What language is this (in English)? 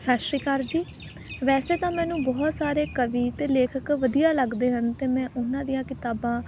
Punjabi